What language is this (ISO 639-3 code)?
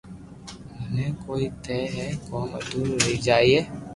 lrk